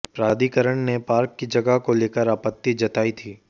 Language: Hindi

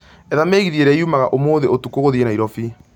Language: Kikuyu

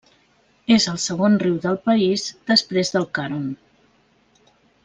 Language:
Catalan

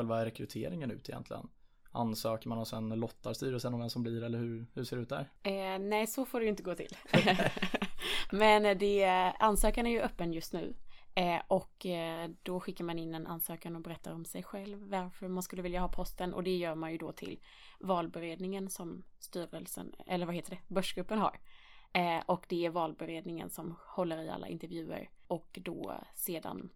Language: Swedish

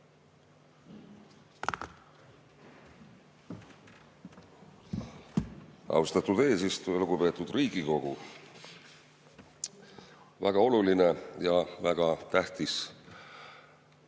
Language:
Estonian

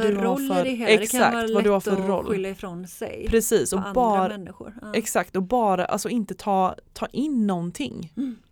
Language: Swedish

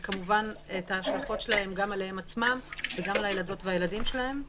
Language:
Hebrew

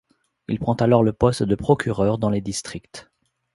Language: French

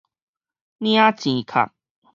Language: Min Nan Chinese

